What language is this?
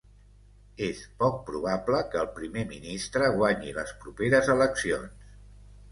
Catalan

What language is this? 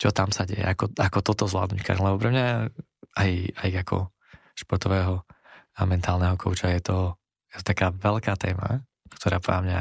Slovak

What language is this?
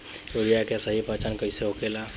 Bhojpuri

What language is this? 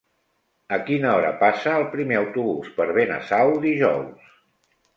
Catalan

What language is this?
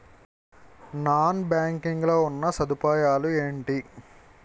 Telugu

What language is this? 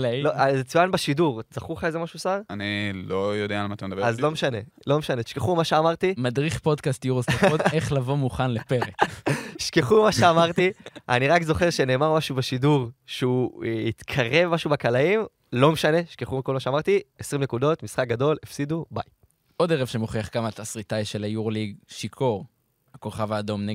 Hebrew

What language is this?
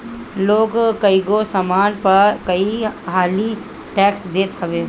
Bhojpuri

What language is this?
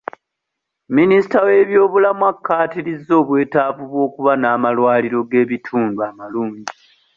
Ganda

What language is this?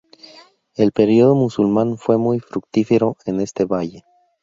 Spanish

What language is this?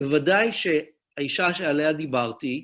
Hebrew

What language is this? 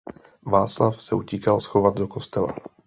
Czech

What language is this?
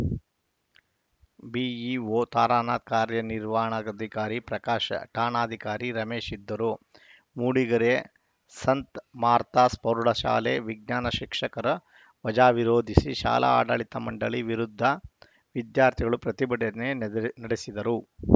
Kannada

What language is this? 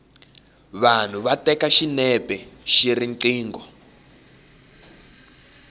Tsonga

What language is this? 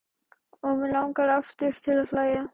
Icelandic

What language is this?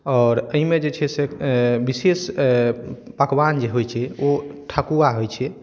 Maithili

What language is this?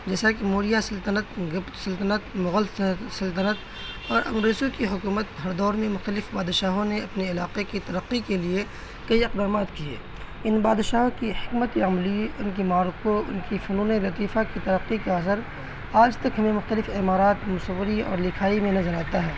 Urdu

